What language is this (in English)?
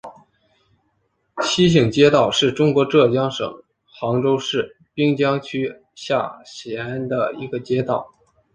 Chinese